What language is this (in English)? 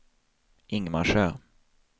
Swedish